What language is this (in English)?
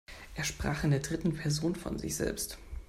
German